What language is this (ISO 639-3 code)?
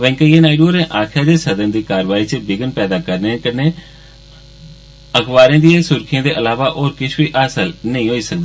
doi